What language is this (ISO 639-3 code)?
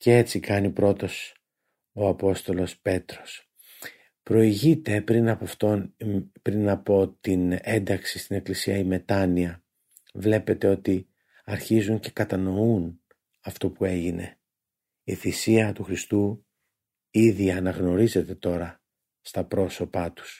ell